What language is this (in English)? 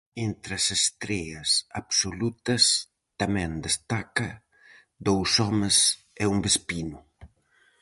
Galician